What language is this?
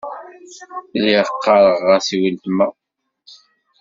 Kabyle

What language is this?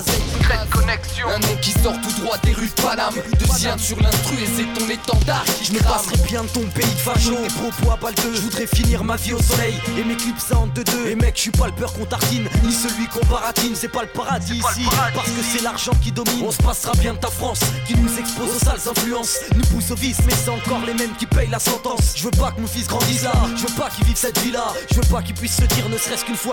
French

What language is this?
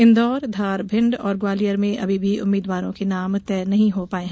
Hindi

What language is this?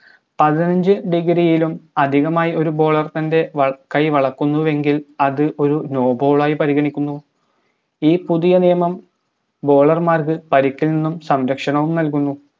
Malayalam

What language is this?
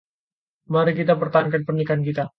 Indonesian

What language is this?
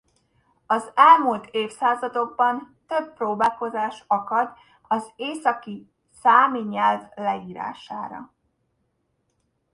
Hungarian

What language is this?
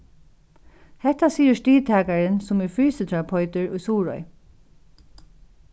Faroese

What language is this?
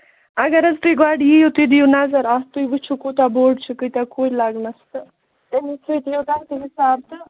Kashmiri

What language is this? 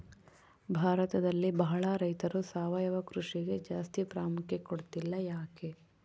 Kannada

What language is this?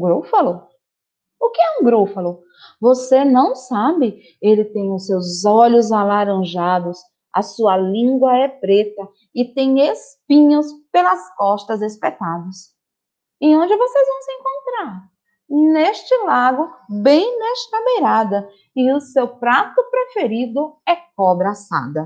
Portuguese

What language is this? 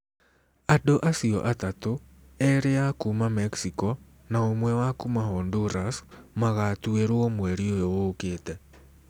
Kikuyu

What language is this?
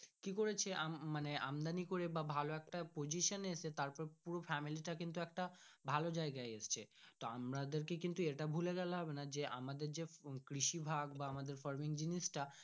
Bangla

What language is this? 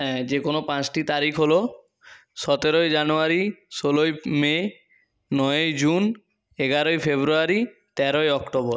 Bangla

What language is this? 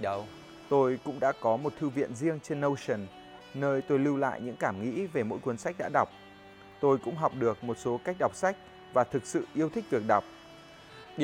Vietnamese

